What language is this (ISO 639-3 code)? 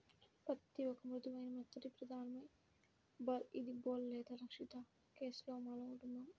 tel